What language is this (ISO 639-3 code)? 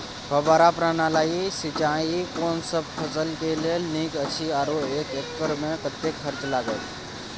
mai